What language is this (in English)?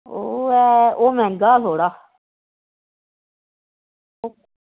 Dogri